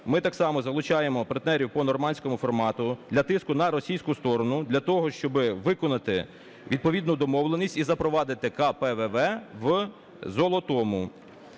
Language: Ukrainian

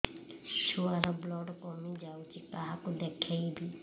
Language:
Odia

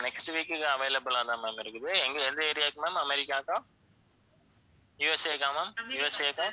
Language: Tamil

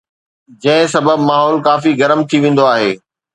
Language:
Sindhi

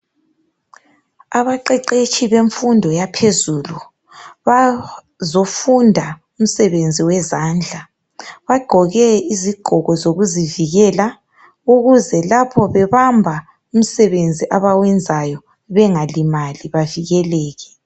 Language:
North Ndebele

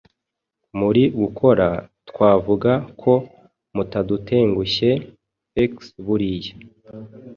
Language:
Kinyarwanda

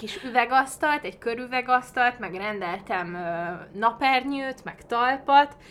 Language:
Hungarian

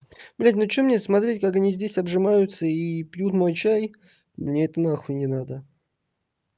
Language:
Russian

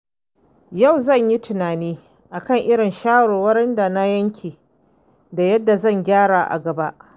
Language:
Hausa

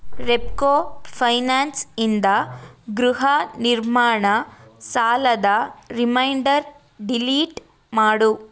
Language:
Kannada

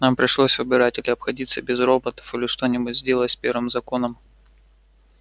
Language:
Russian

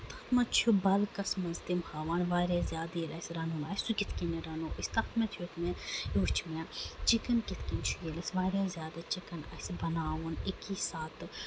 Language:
Kashmiri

